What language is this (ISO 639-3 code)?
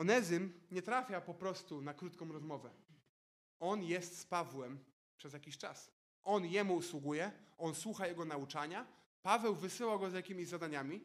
pol